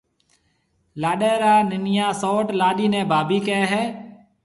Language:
Marwari (Pakistan)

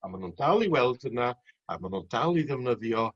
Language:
Welsh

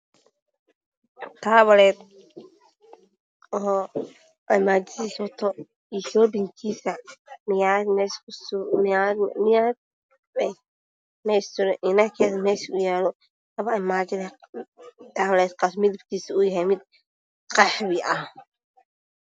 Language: Somali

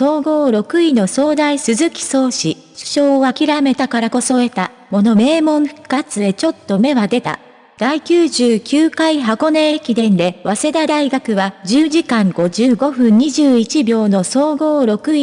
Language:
Japanese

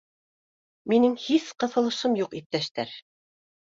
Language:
Bashkir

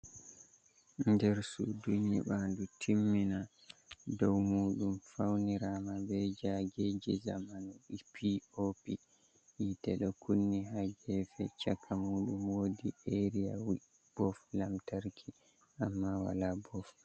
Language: Fula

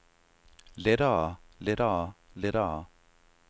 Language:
Danish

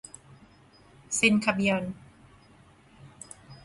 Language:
Thai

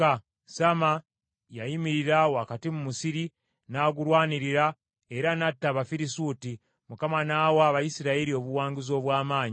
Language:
Ganda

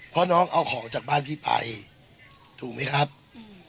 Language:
Thai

